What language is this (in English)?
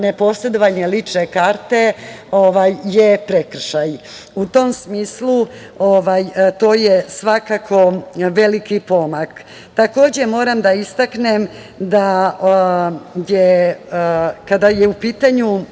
Serbian